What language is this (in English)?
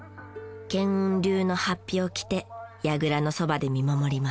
Japanese